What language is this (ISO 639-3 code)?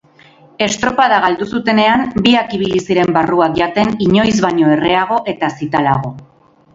eus